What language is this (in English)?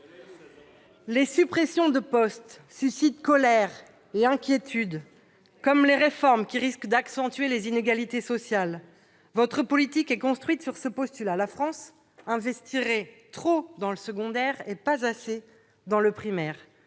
French